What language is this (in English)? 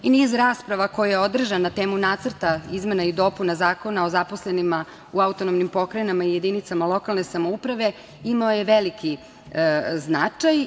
Serbian